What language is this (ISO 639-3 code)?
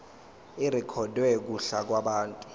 zul